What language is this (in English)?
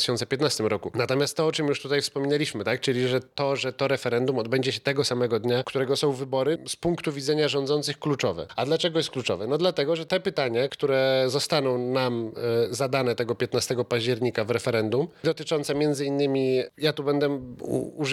Polish